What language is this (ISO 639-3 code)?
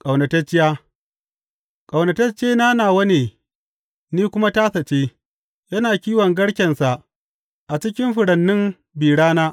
hau